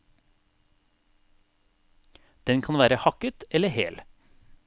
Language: Norwegian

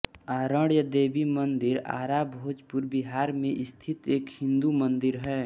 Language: Hindi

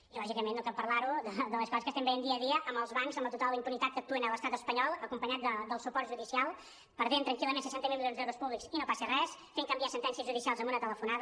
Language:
Catalan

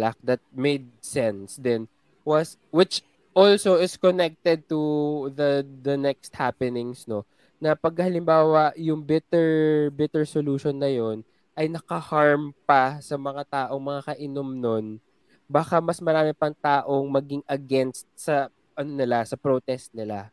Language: Filipino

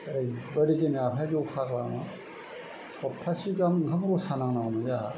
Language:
Bodo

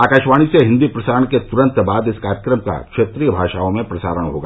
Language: Hindi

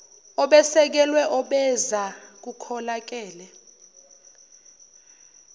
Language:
Zulu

